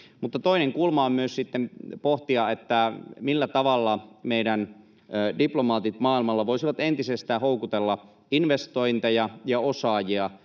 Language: Finnish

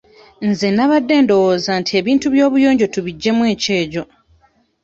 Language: Ganda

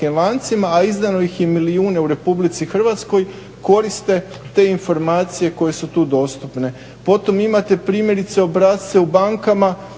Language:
Croatian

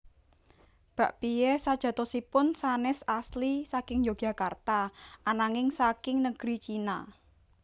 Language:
Javanese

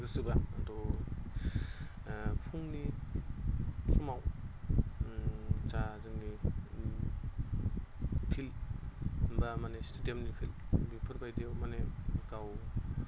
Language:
Bodo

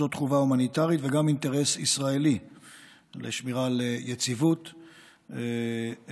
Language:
Hebrew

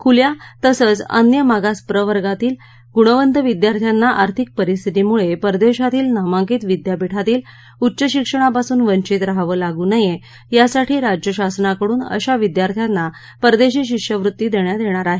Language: Marathi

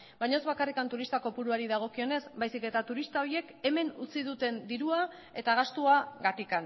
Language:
Basque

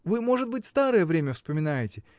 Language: Russian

